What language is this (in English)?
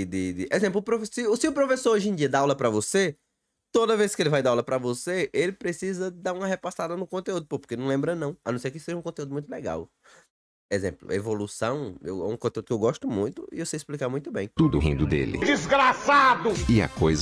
Portuguese